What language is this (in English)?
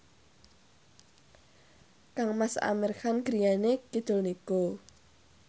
Javanese